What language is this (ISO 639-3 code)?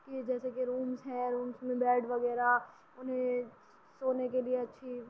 urd